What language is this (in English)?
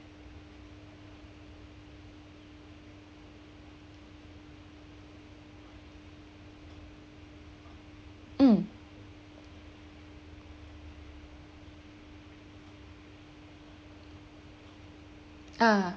English